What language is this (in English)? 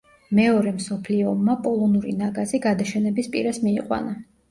Georgian